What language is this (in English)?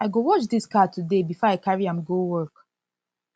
Nigerian Pidgin